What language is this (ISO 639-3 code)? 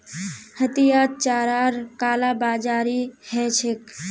mag